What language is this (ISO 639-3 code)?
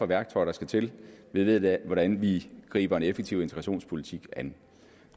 dan